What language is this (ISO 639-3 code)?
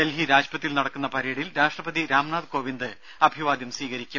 mal